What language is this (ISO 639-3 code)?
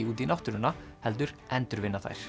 isl